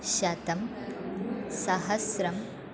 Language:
Sanskrit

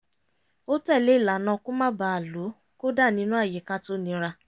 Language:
Yoruba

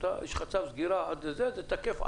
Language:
Hebrew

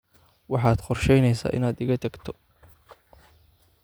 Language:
Somali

